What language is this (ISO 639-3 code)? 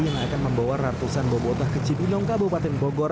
ind